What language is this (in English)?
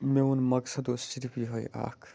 Kashmiri